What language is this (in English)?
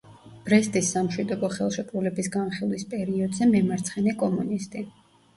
Georgian